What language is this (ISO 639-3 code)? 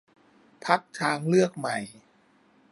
tha